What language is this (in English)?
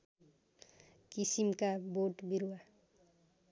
Nepali